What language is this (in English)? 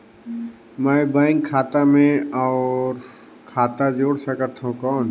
Chhattisgarhi